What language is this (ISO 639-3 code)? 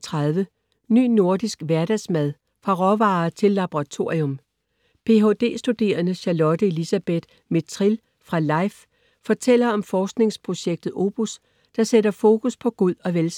dan